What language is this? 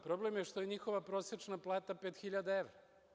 Serbian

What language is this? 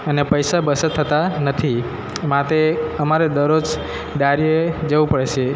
Gujarati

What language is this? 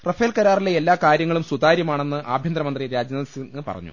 Malayalam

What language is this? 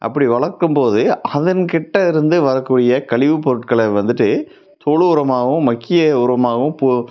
Tamil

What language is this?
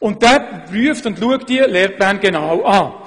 Swiss German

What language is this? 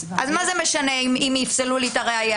Hebrew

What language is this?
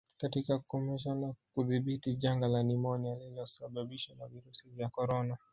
Swahili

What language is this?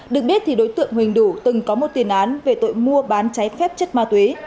Vietnamese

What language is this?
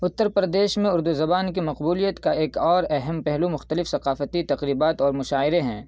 Urdu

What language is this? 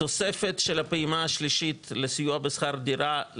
Hebrew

